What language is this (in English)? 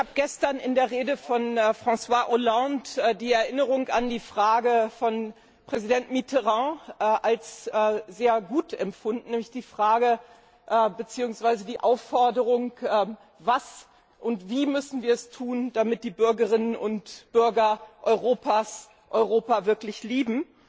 German